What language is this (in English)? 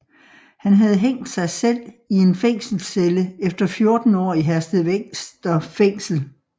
Danish